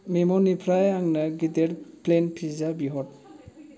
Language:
Bodo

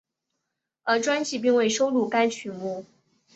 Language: Chinese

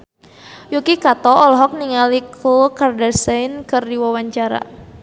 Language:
Sundanese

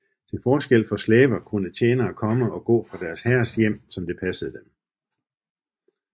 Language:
Danish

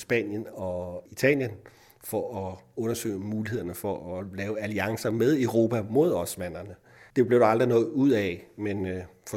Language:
Danish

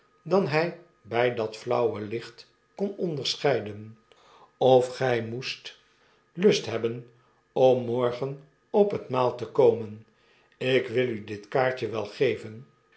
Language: Dutch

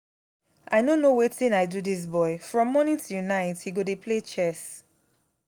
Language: Nigerian Pidgin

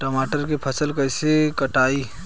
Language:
Bhojpuri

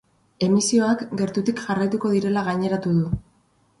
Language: Basque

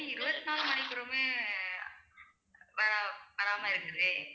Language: Tamil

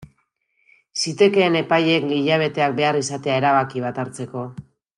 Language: Basque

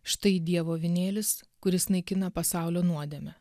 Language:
Lithuanian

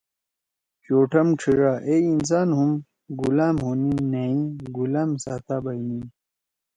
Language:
Torwali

